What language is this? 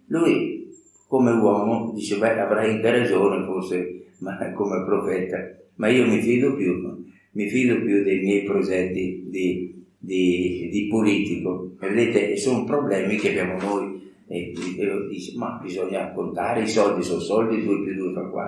Italian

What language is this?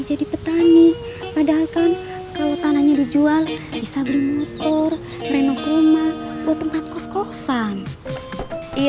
Indonesian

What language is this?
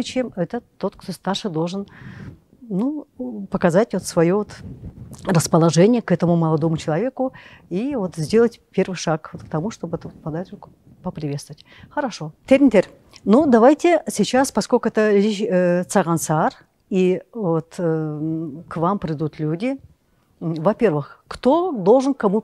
Russian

